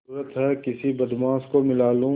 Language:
Hindi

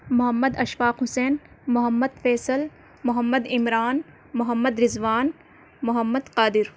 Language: Urdu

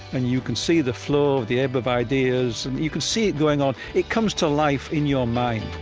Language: English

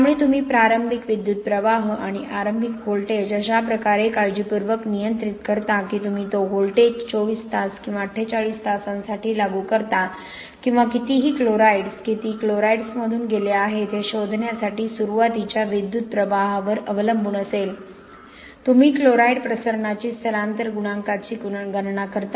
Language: Marathi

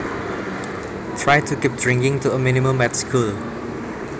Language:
Javanese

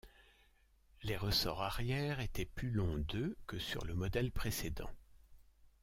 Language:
French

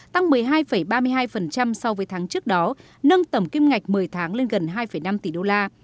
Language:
Vietnamese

